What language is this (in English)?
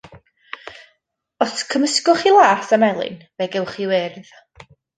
Welsh